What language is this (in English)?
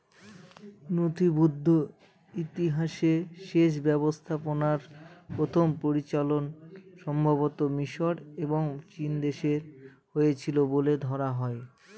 Bangla